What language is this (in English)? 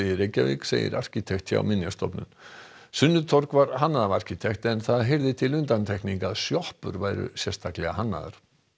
Icelandic